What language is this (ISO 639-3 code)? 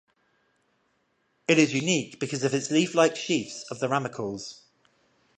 eng